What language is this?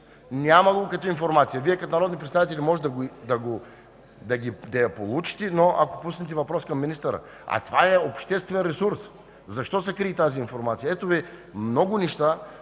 Bulgarian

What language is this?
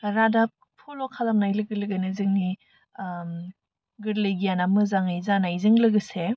Bodo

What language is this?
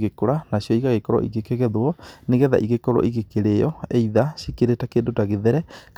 Kikuyu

